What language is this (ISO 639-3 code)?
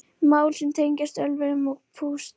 isl